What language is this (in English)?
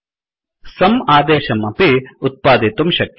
Sanskrit